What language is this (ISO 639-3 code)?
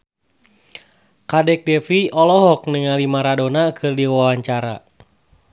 sun